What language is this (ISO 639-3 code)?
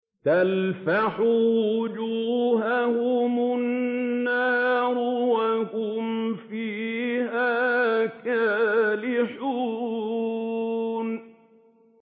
ara